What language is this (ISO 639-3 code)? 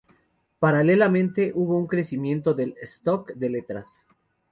spa